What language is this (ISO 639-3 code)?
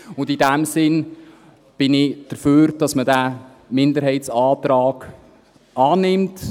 gsw